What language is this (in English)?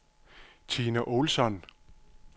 Danish